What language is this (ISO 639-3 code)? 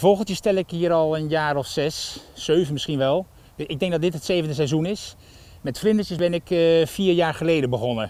nld